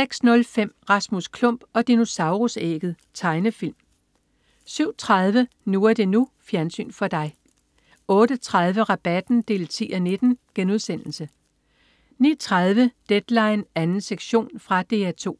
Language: Danish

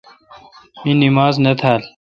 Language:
Kalkoti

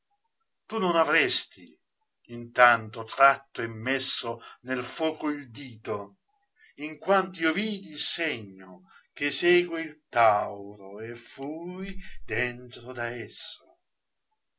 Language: Italian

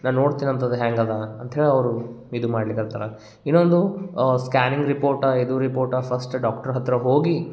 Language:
Kannada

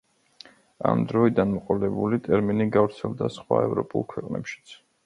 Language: Georgian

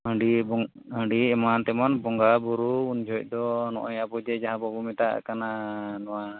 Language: Santali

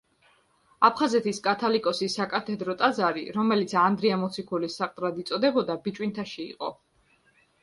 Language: Georgian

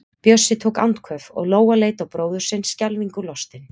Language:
Icelandic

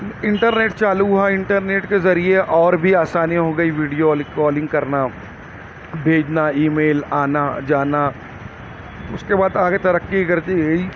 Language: Urdu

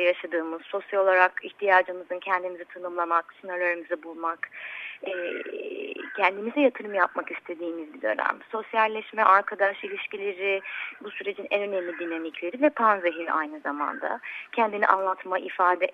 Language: Turkish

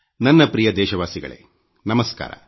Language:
Kannada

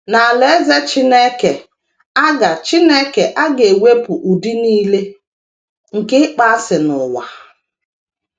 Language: Igbo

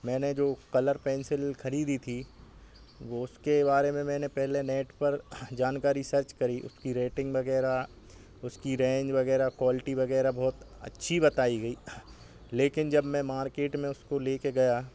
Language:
Hindi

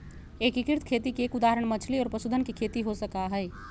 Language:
Magahi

